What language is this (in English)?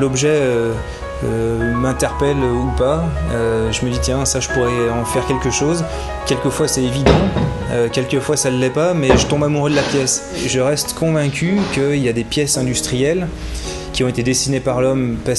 French